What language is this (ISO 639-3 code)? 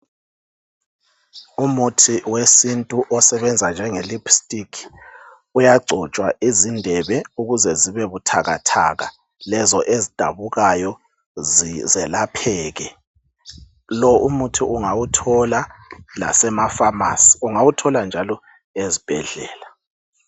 nde